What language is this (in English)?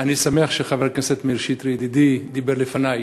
Hebrew